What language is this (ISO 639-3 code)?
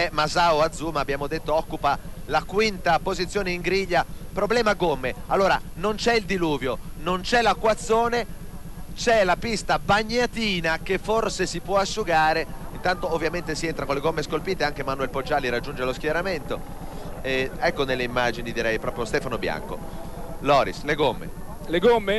ita